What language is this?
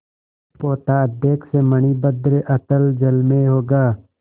Hindi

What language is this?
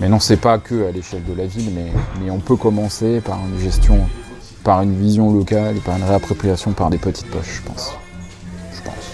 French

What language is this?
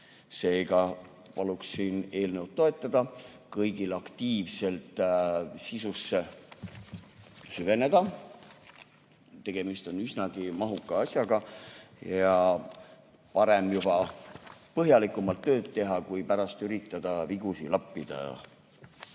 Estonian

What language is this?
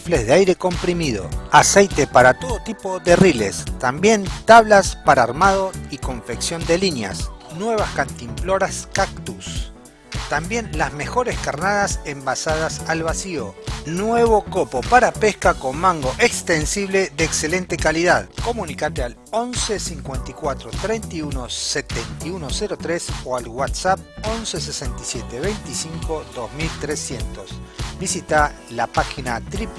Spanish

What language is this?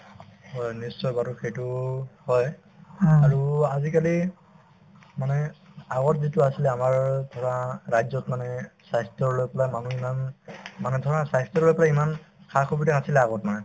Assamese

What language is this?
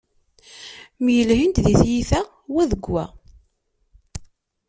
Kabyle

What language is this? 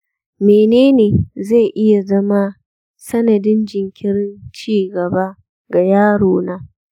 Hausa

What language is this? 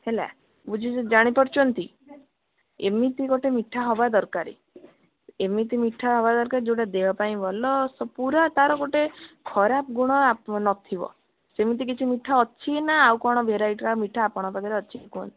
Odia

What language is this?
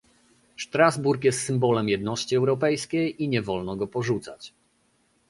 Polish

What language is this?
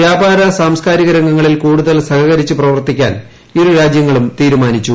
Malayalam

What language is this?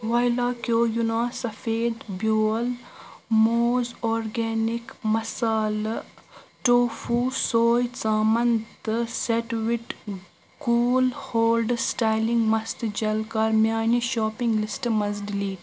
Kashmiri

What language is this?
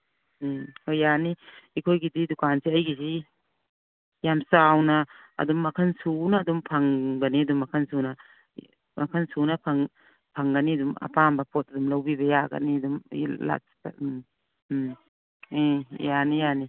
Manipuri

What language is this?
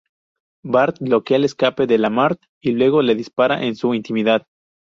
Spanish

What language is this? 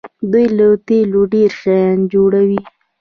Pashto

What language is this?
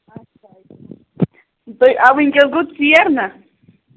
Kashmiri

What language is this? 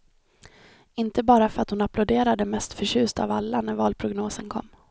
Swedish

